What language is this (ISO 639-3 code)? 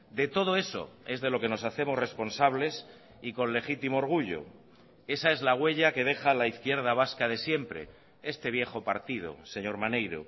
spa